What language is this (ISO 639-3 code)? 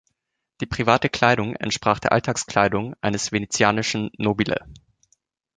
deu